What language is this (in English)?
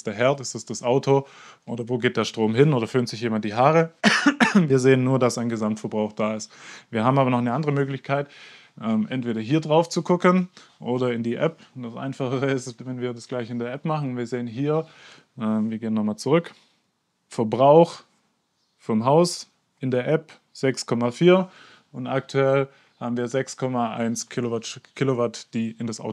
German